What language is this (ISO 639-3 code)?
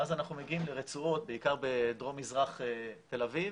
heb